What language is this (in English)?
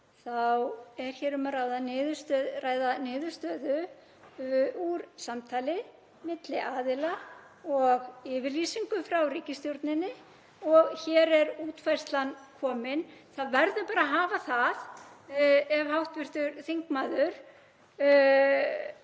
Icelandic